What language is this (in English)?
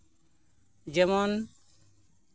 Santali